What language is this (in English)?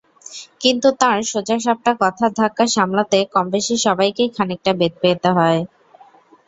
Bangla